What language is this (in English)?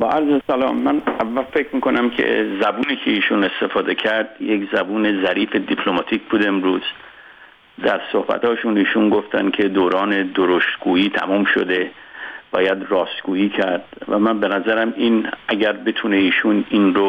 Persian